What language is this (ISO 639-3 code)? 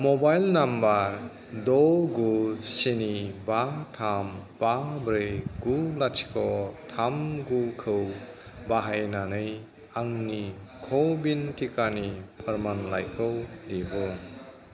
brx